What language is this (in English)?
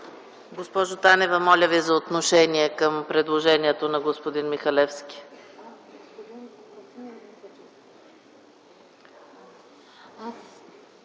Bulgarian